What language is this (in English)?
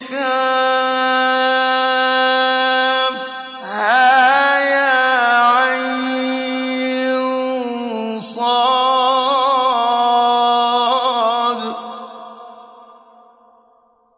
Arabic